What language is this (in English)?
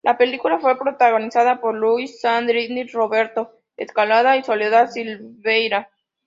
Spanish